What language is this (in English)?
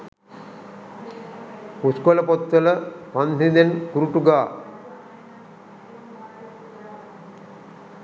Sinhala